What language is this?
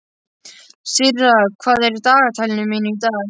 Icelandic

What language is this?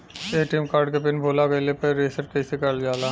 Bhojpuri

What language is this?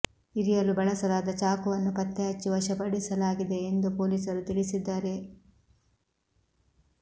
Kannada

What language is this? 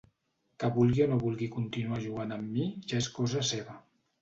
Catalan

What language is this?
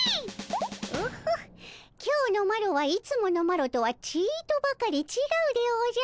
Japanese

